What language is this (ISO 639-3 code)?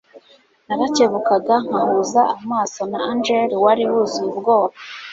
kin